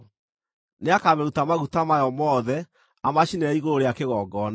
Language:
Kikuyu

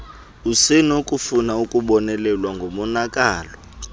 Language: Xhosa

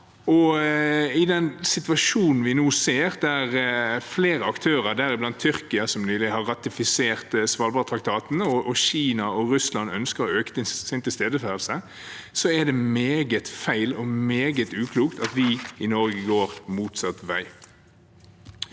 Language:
Norwegian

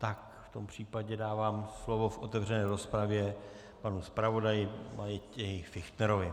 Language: Czech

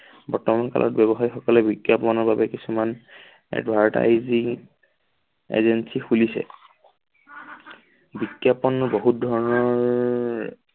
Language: Assamese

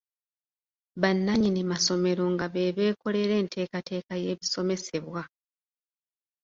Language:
Ganda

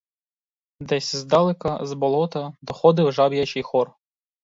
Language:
Ukrainian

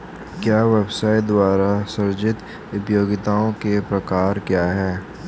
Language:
Hindi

